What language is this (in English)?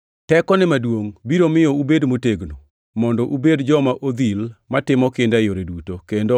Luo (Kenya and Tanzania)